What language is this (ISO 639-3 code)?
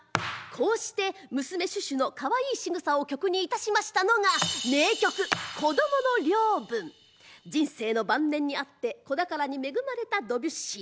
jpn